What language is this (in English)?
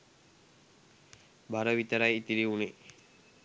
Sinhala